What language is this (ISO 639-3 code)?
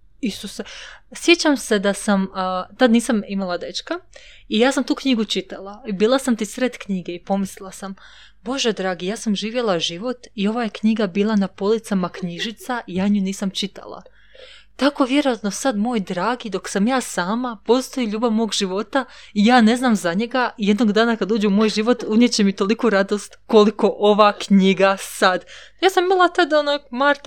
hrv